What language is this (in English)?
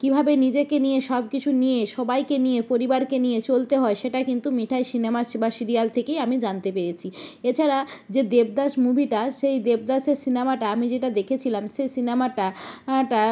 Bangla